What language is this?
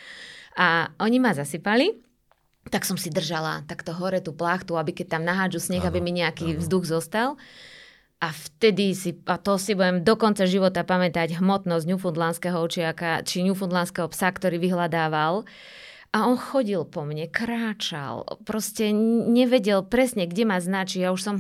Slovak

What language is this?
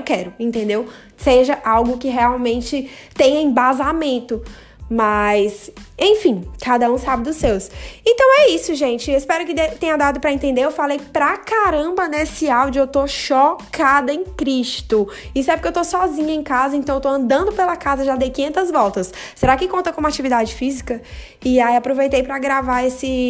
Portuguese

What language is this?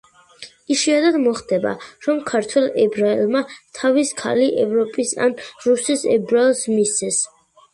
Georgian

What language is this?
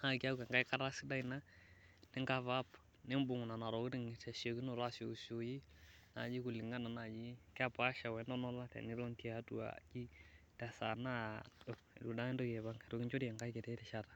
Masai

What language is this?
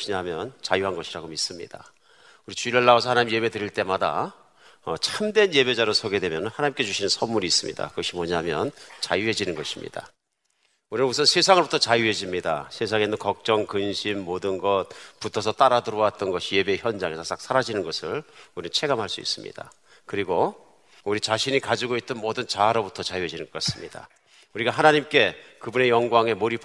Korean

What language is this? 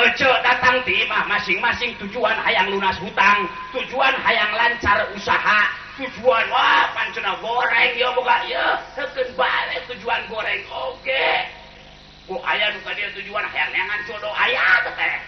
Indonesian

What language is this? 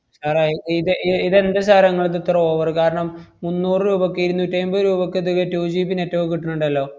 Malayalam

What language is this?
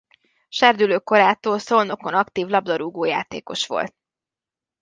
Hungarian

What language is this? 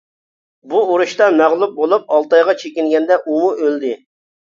Uyghur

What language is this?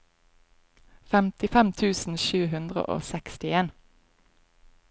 Norwegian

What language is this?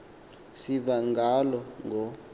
Xhosa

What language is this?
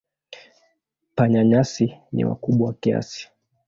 Swahili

